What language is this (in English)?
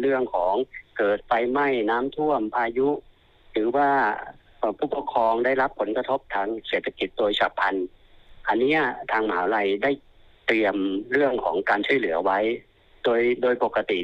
Thai